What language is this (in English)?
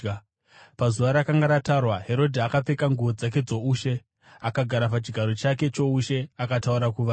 Shona